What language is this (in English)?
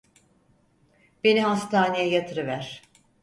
Turkish